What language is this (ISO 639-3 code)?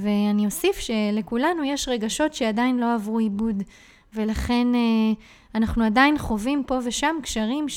heb